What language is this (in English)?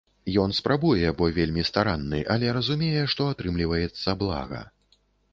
Belarusian